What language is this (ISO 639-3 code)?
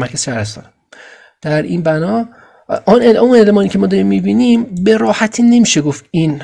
fas